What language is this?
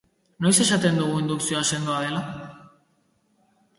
Basque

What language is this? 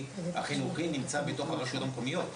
Hebrew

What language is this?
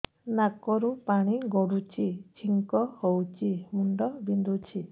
Odia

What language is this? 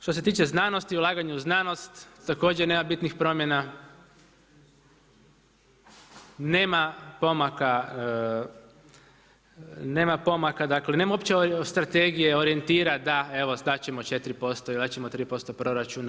Croatian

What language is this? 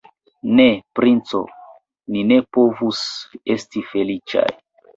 Esperanto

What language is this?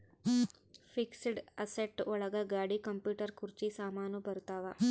Kannada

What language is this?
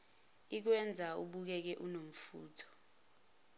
Zulu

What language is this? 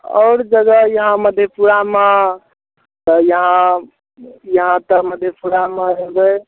Maithili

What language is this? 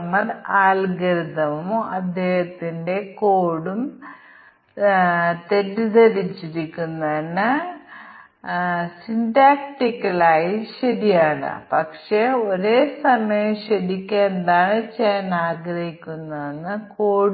Malayalam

